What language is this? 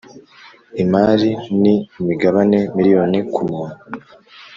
Kinyarwanda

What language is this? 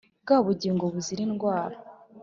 Kinyarwanda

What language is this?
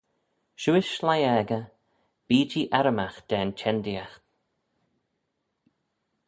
Manx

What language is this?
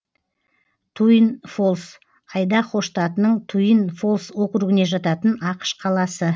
Kazakh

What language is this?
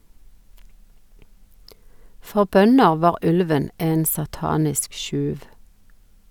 Norwegian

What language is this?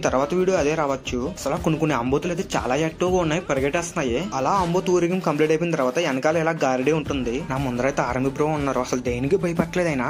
Telugu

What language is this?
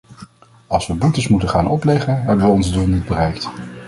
Dutch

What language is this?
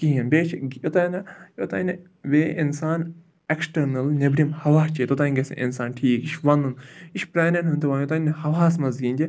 Kashmiri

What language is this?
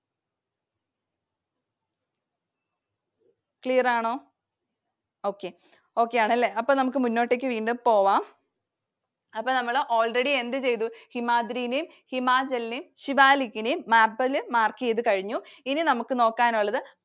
Malayalam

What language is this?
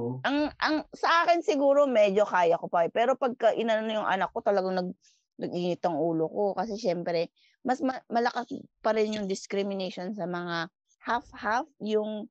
Filipino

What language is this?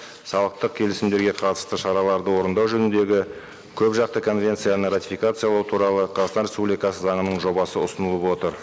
Kazakh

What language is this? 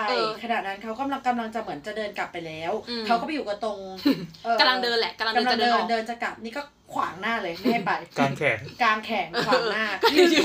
Thai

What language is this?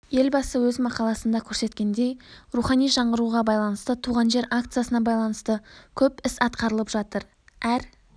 Kazakh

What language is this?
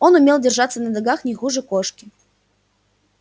Russian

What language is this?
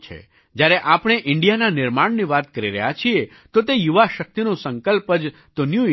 Gujarati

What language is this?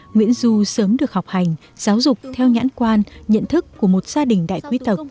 Vietnamese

